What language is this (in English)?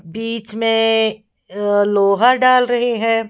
Hindi